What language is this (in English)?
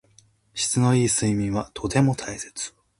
Japanese